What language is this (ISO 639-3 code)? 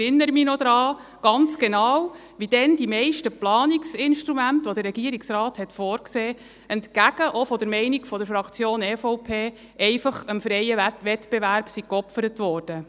gsw